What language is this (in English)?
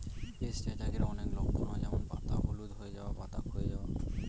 Bangla